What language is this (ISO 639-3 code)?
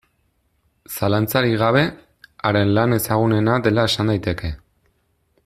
eus